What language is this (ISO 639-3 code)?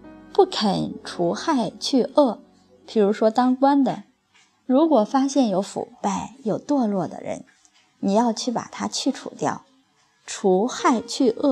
zho